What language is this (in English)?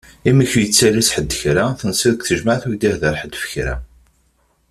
Kabyle